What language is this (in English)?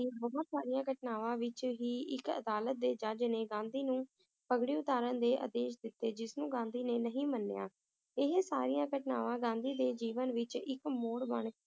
Punjabi